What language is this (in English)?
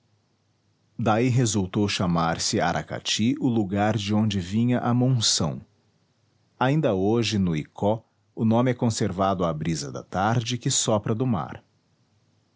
Portuguese